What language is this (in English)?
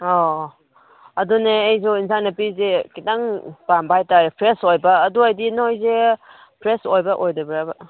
Manipuri